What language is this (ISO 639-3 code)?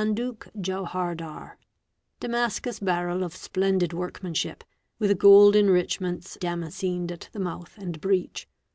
eng